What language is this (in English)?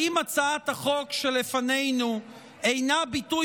Hebrew